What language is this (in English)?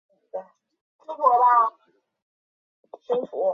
Chinese